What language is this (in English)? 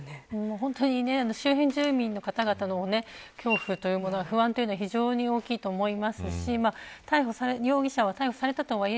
Japanese